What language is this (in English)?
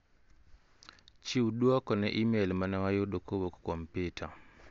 Luo (Kenya and Tanzania)